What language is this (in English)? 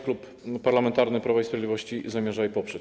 Polish